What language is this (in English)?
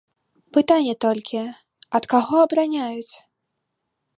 Belarusian